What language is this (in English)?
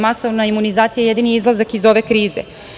Serbian